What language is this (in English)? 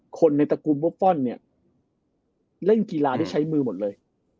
Thai